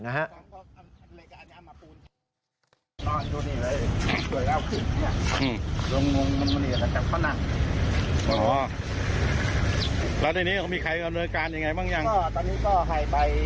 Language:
Thai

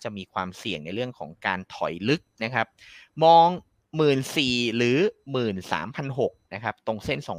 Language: Thai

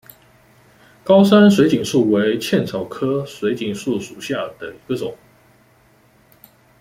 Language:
Chinese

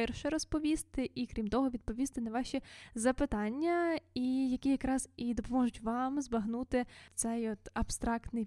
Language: Ukrainian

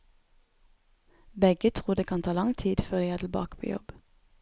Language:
Norwegian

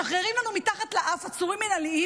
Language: Hebrew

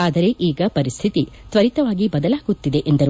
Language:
Kannada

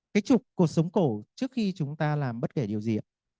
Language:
Vietnamese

